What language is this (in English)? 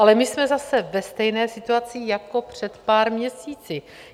Czech